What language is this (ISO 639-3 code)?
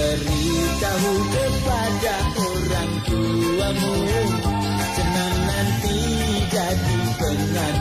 tha